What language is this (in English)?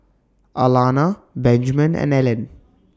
English